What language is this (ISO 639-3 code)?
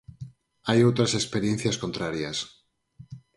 glg